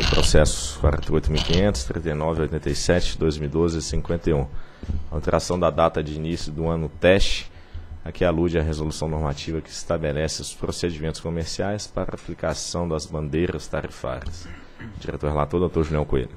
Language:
Portuguese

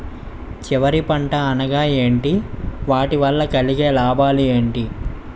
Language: Telugu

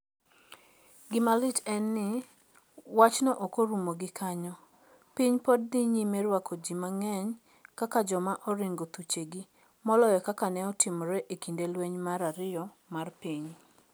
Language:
Luo (Kenya and Tanzania)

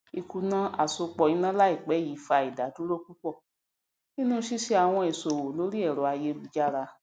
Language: Yoruba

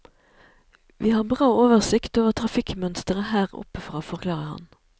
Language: Norwegian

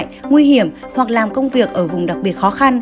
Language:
Vietnamese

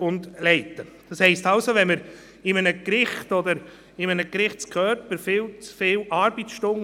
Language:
Swiss German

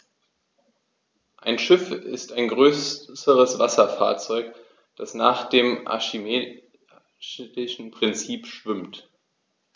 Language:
German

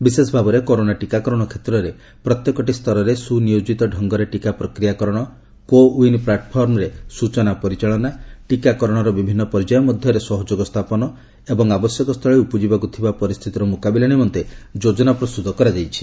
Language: Odia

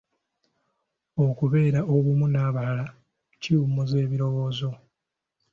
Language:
Ganda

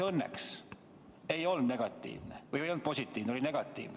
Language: Estonian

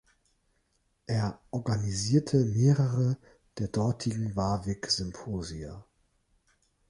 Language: German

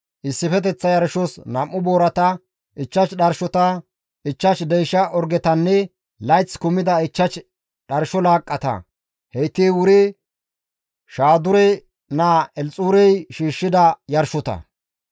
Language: Gamo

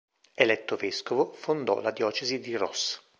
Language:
Italian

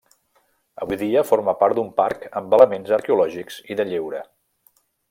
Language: Catalan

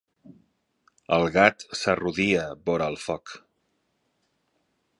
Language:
Catalan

